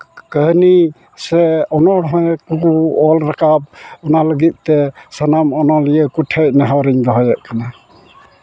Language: Santali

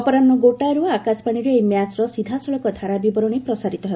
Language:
Odia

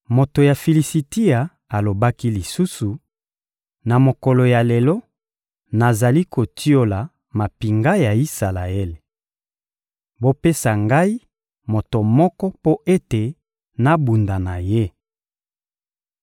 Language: Lingala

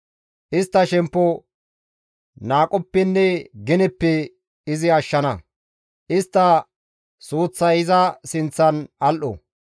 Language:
Gamo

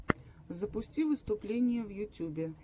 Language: Russian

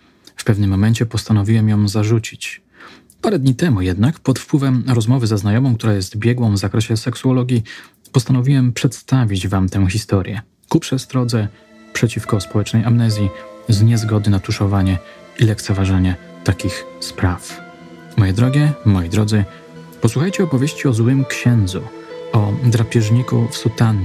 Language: Polish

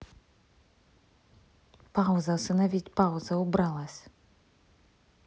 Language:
Russian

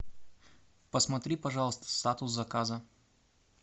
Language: Russian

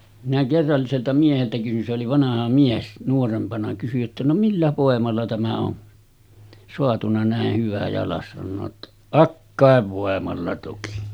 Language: Finnish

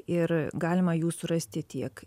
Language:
Lithuanian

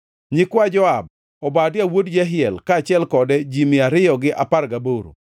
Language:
Luo (Kenya and Tanzania)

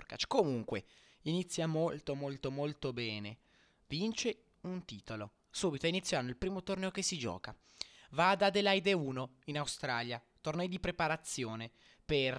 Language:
Italian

